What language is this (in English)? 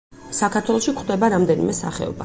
Georgian